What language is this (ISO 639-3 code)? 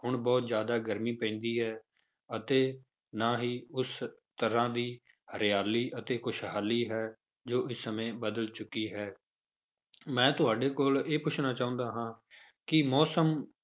pan